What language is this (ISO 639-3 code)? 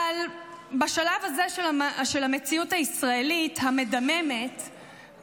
heb